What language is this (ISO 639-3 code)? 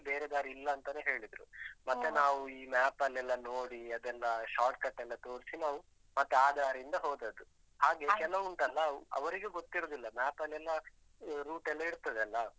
kan